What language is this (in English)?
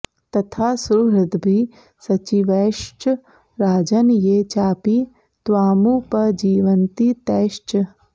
Sanskrit